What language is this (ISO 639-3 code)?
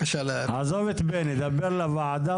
heb